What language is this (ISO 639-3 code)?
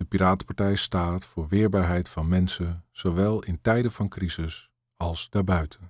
nld